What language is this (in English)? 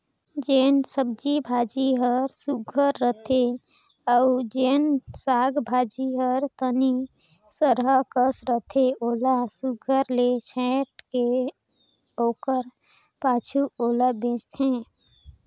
Chhattisgarhi